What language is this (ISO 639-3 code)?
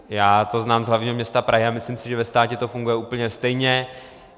ces